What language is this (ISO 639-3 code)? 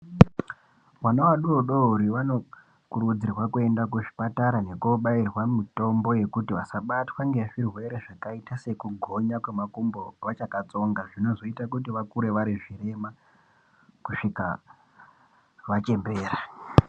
ndc